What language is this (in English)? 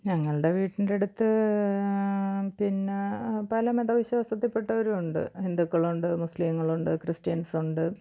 Malayalam